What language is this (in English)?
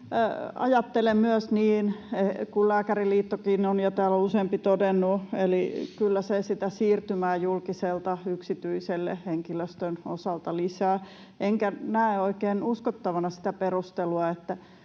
Finnish